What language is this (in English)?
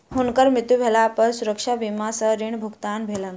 Maithili